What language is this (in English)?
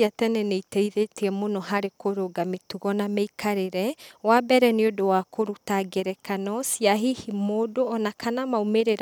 Kikuyu